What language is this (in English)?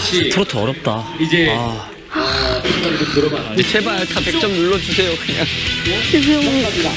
Korean